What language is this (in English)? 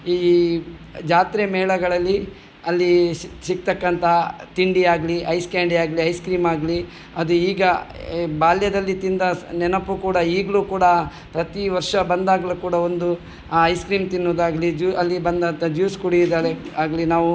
Kannada